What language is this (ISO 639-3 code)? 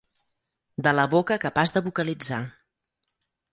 cat